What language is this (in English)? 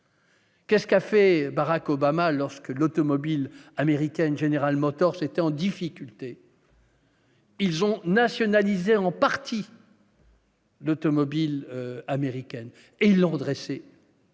French